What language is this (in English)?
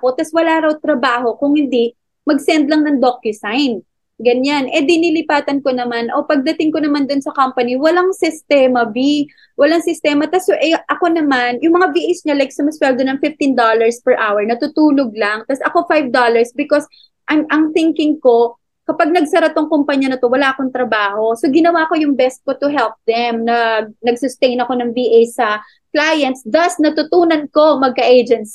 Filipino